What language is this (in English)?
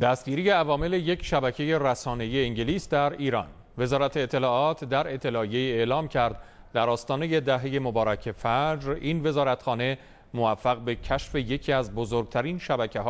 Persian